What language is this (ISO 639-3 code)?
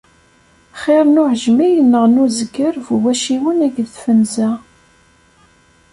kab